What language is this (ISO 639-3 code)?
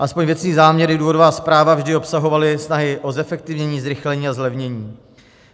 ces